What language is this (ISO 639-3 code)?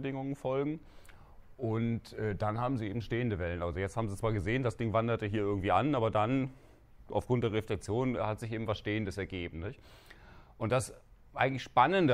deu